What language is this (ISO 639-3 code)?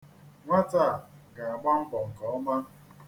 ibo